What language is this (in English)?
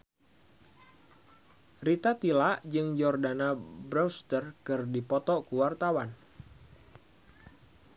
Sundanese